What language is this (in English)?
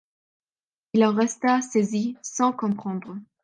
French